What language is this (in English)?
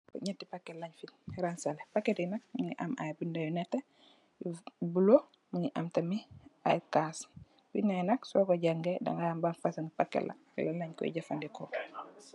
Wolof